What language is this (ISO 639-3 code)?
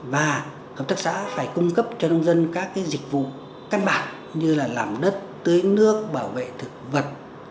vie